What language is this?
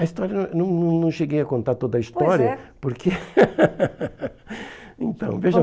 Portuguese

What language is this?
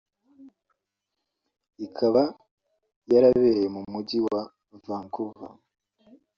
Kinyarwanda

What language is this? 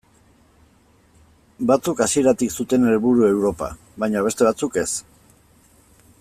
Basque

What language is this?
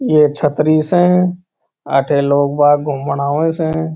Marwari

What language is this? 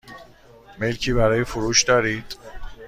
Persian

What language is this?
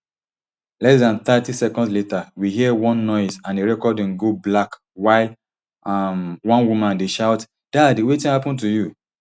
Nigerian Pidgin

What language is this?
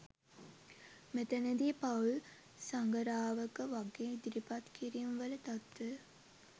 Sinhala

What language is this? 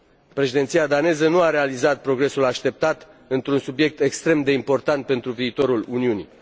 Romanian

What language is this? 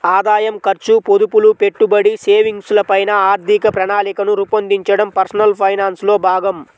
Telugu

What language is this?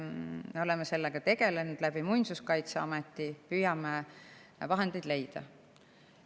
Estonian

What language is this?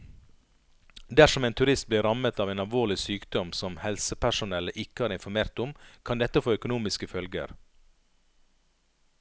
Norwegian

